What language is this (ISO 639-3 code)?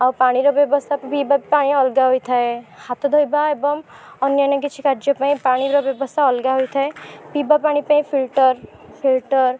ori